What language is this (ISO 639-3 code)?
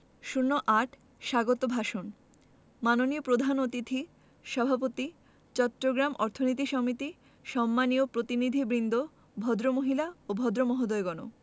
ben